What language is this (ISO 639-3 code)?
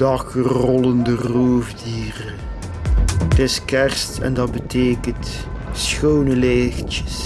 nld